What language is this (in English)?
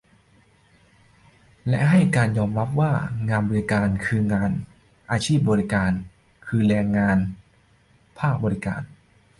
Thai